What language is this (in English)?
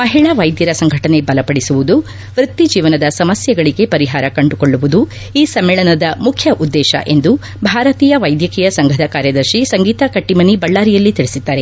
Kannada